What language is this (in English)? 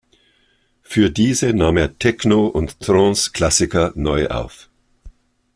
German